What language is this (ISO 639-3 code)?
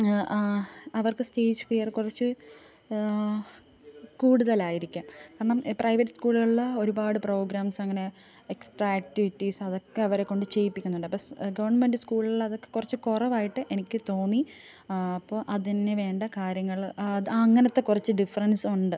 mal